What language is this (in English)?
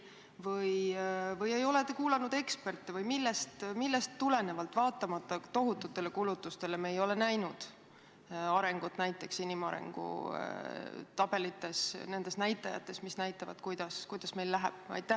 Estonian